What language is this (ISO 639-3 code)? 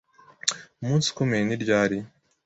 kin